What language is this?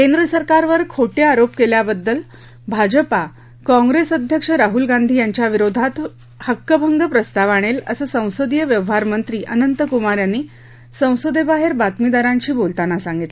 Marathi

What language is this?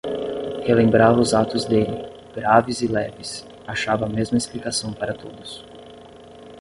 Portuguese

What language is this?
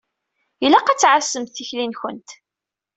Kabyle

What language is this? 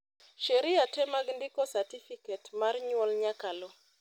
Luo (Kenya and Tanzania)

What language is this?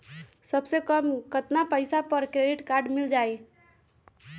Magahi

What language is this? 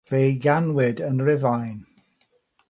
Welsh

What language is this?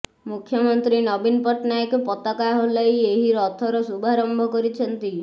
Odia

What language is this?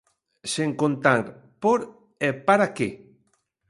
Galician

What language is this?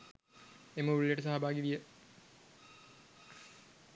Sinhala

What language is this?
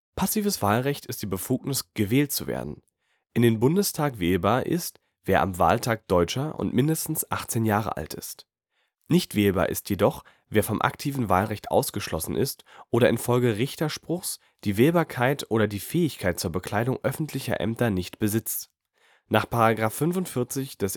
German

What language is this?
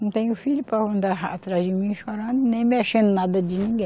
Portuguese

